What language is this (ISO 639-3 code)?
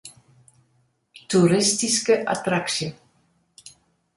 fry